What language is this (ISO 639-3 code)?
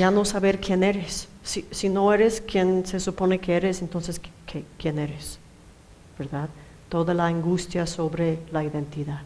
spa